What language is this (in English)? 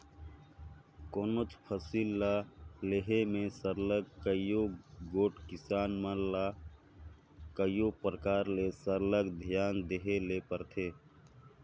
Chhattisgarhi